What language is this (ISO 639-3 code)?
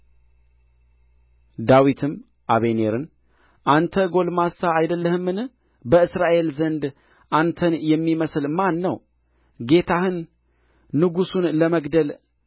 amh